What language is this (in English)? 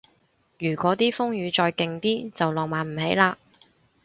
Cantonese